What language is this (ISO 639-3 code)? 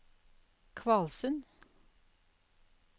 nor